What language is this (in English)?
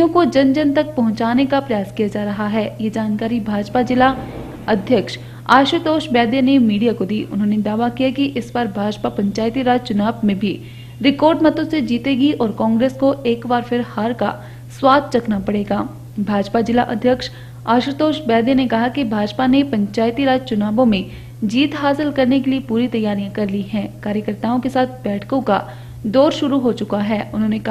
Hindi